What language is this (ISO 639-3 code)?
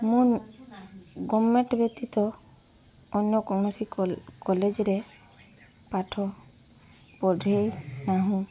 ori